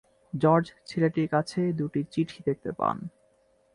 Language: Bangla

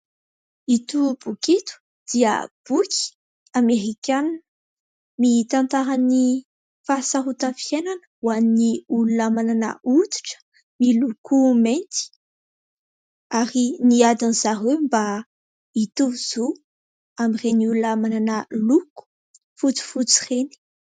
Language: Malagasy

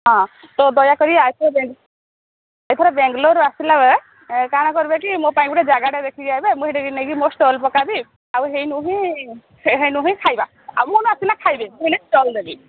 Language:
Odia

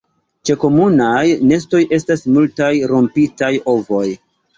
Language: Esperanto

